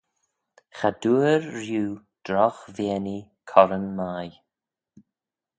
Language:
Manx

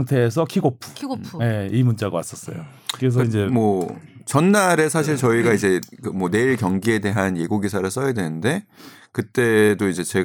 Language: Korean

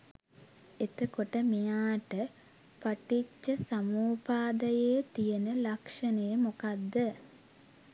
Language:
Sinhala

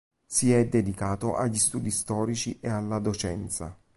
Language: Italian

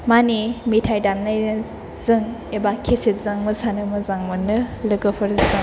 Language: Bodo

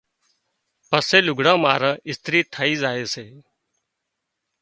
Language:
Wadiyara Koli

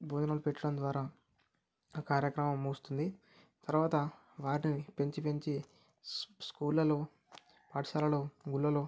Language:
Telugu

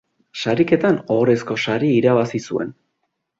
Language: Basque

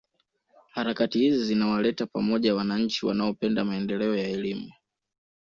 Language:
Swahili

